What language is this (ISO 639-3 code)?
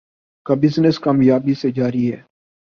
urd